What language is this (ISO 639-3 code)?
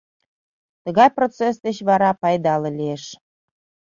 chm